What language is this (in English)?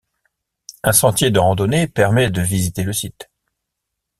French